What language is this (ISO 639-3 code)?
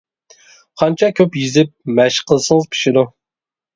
uig